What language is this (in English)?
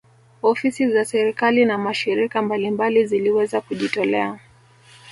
Swahili